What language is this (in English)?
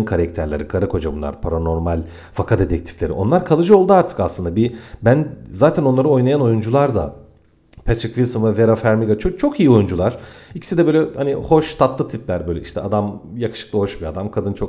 Turkish